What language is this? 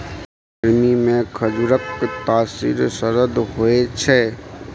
Maithili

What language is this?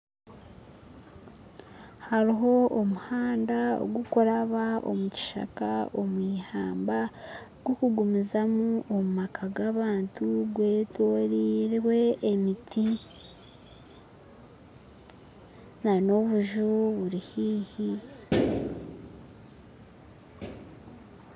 Nyankole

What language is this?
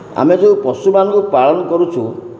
Odia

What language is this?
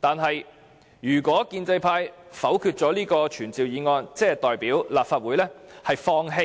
Cantonese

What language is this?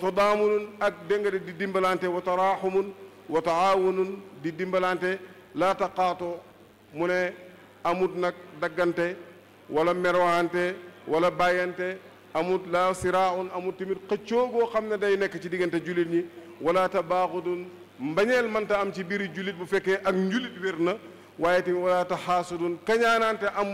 Arabic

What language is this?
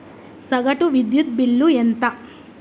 Telugu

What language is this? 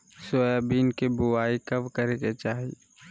Magahi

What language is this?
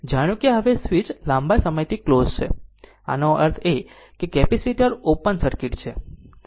Gujarati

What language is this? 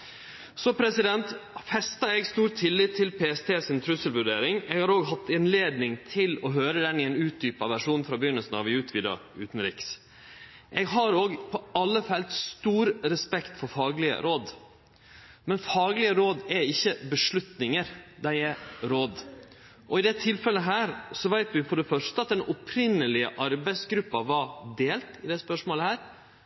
Norwegian Nynorsk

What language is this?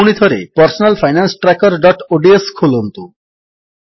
Odia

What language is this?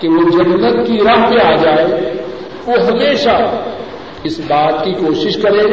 Urdu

